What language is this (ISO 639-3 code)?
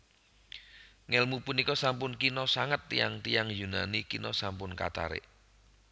jav